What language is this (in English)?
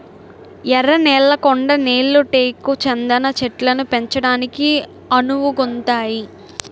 Telugu